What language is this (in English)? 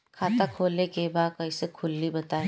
Bhojpuri